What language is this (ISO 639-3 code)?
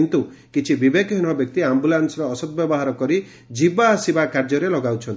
ori